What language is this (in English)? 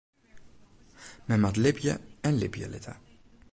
Western Frisian